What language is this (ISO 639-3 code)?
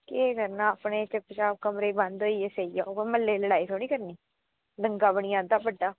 doi